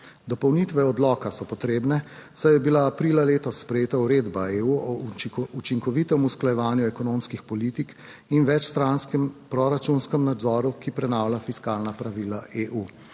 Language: Slovenian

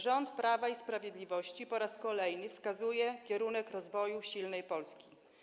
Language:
Polish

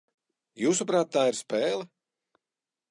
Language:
Latvian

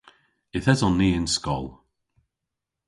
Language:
Cornish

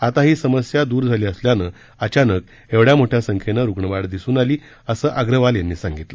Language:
Marathi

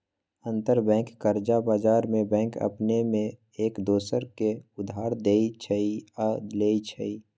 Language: Magahi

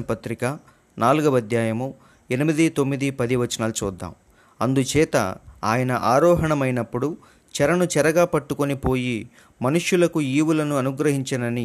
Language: Telugu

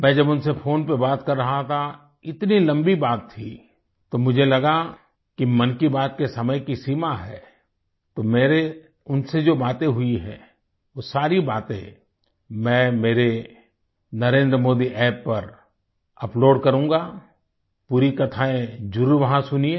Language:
Hindi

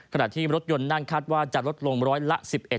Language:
Thai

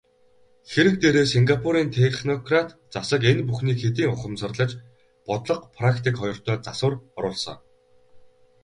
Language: Mongolian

